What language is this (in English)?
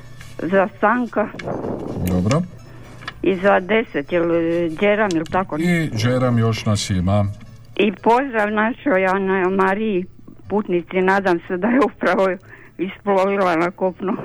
Croatian